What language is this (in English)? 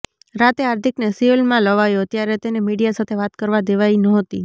Gujarati